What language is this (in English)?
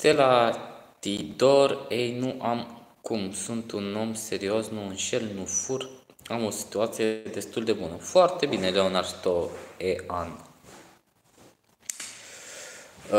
Romanian